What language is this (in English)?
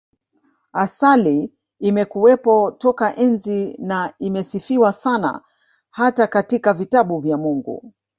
Swahili